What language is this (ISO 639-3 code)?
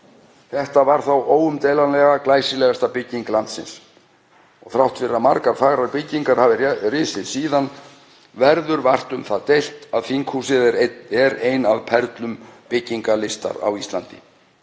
isl